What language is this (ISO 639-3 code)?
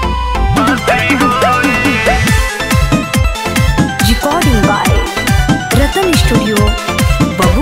hin